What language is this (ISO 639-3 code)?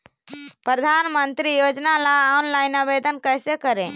mag